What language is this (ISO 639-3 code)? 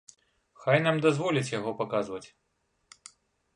bel